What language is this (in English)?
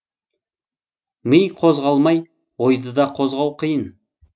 Kazakh